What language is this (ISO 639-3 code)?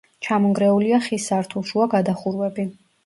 kat